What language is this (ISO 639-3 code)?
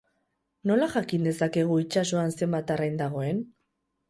eus